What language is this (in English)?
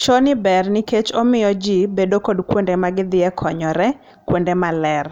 Luo (Kenya and Tanzania)